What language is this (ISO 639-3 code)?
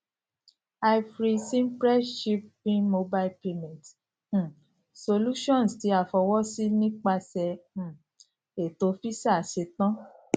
yor